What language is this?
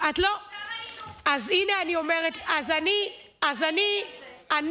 Hebrew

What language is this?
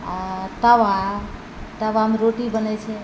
Maithili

